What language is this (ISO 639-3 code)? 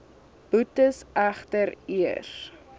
afr